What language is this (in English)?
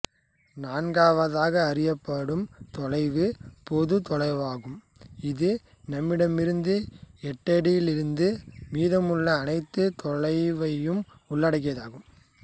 Tamil